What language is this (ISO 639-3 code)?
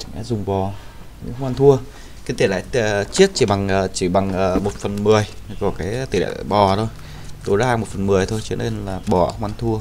vie